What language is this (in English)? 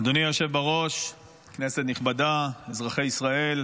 Hebrew